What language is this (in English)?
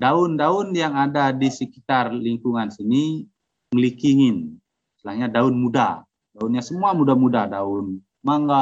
Indonesian